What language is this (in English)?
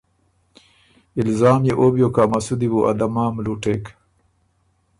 Ormuri